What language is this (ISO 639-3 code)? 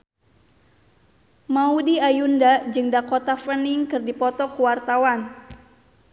sun